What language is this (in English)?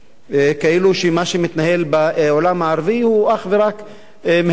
Hebrew